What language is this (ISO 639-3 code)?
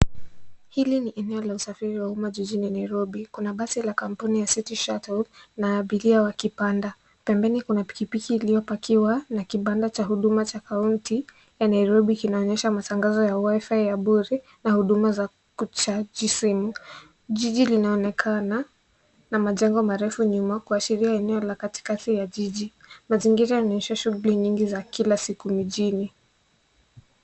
swa